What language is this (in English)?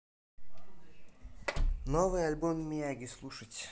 Russian